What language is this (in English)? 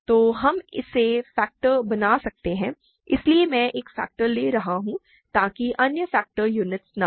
Hindi